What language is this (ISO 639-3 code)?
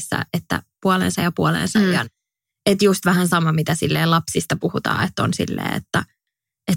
fin